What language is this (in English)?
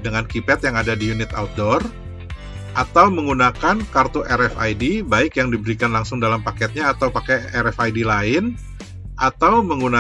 Indonesian